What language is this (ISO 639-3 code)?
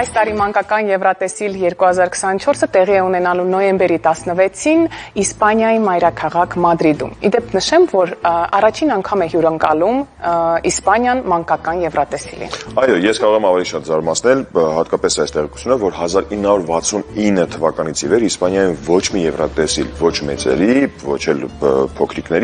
ron